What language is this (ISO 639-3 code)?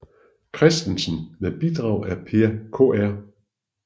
dan